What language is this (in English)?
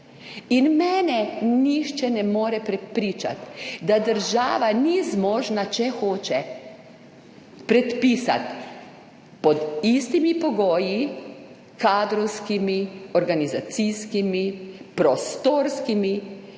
Slovenian